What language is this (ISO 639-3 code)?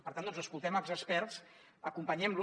cat